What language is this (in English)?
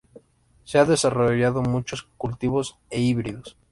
Spanish